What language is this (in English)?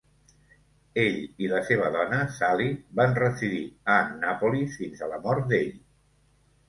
Catalan